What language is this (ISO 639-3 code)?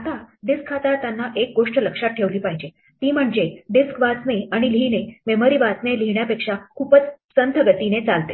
mar